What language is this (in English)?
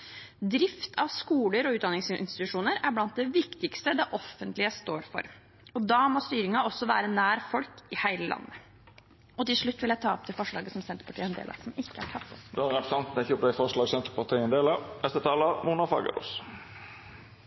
Norwegian